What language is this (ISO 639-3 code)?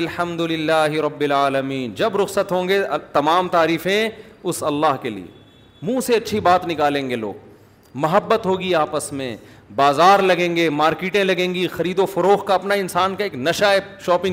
urd